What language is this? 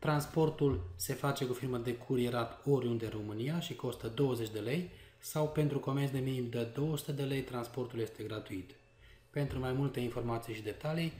Romanian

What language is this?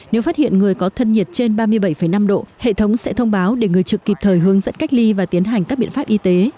Vietnamese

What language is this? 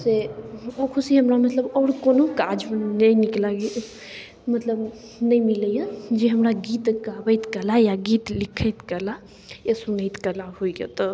Maithili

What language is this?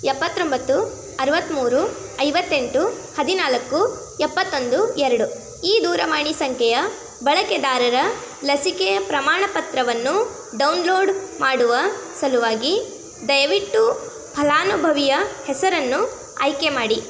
Kannada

